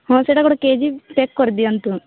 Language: Odia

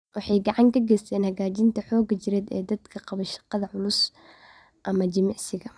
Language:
Somali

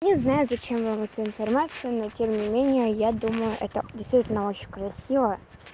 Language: Russian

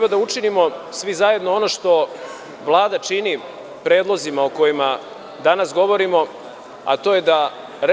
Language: Serbian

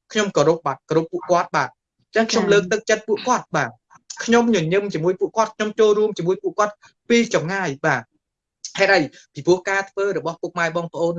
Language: Vietnamese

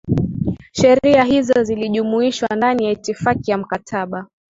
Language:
Swahili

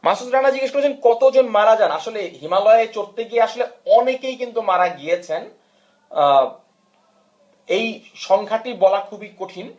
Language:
Bangla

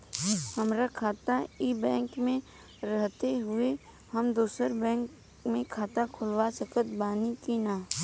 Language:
Bhojpuri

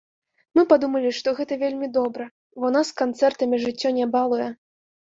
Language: Belarusian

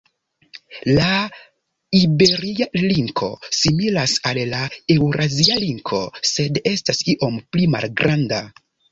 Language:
Esperanto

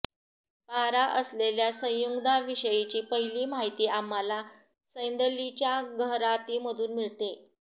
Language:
Marathi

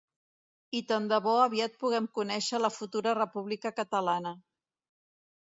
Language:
Catalan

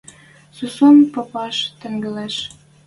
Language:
Western Mari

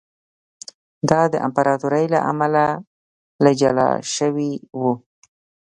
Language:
Pashto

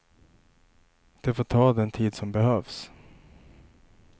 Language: Swedish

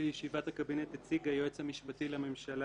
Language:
Hebrew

